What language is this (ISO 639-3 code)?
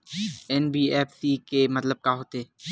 hne